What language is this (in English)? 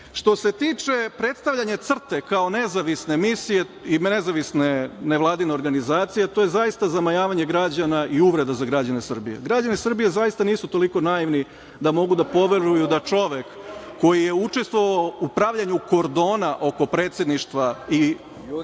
Serbian